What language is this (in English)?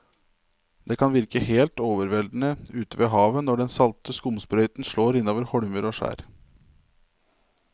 Norwegian